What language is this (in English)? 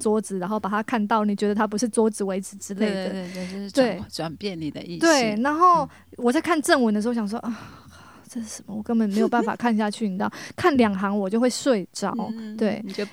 Chinese